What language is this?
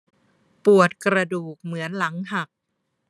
Thai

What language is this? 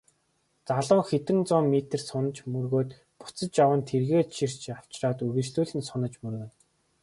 Mongolian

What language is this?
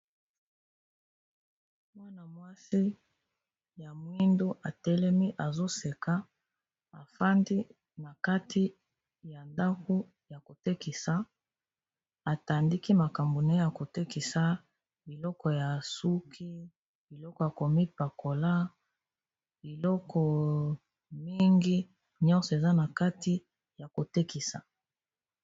Lingala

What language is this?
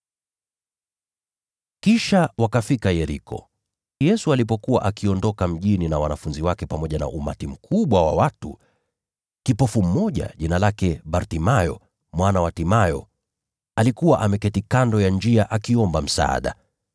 Swahili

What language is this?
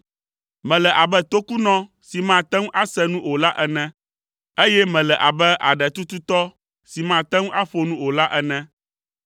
Ewe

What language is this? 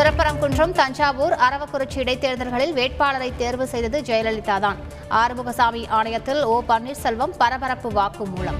Tamil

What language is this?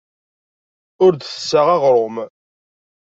Kabyle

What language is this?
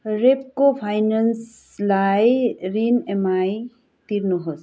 Nepali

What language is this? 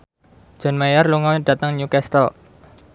Javanese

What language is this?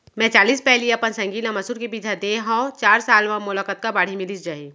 Chhattisgarhi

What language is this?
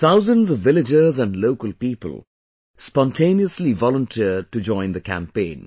English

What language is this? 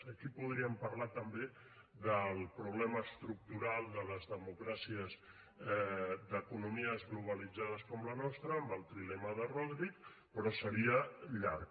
Catalan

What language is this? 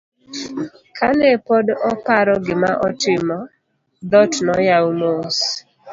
Luo (Kenya and Tanzania)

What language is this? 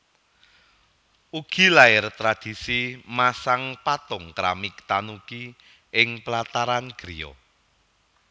Javanese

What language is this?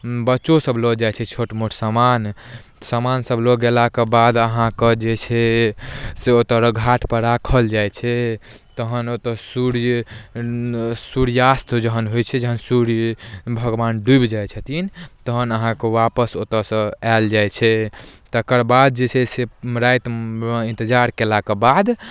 Maithili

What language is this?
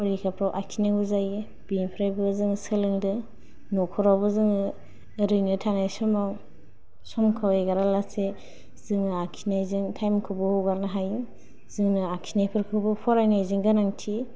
Bodo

